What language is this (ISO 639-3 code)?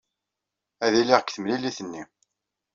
kab